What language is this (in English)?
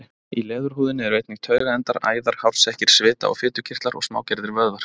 Icelandic